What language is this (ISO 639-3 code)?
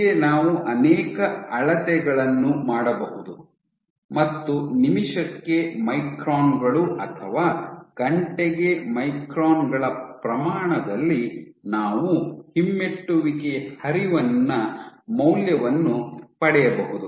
kan